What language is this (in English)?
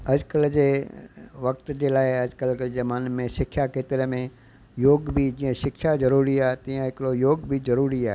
Sindhi